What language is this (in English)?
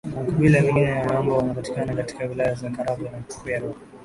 Swahili